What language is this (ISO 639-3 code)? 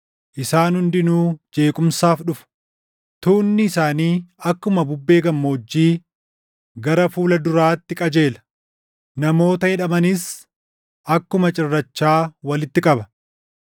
orm